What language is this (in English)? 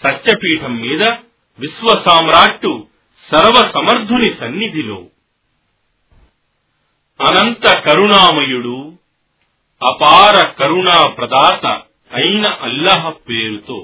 Telugu